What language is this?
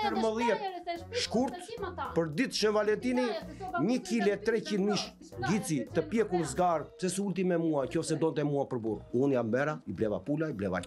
Romanian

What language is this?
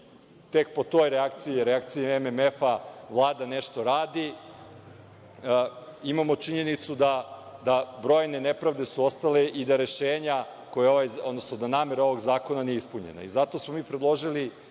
Serbian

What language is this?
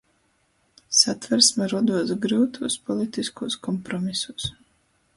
Latgalian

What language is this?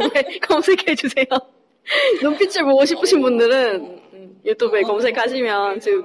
Korean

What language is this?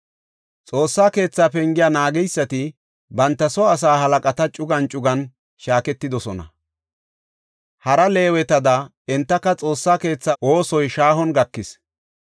Gofa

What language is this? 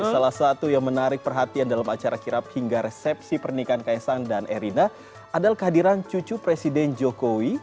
Indonesian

